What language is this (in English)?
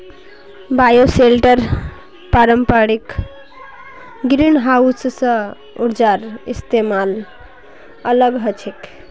Magahi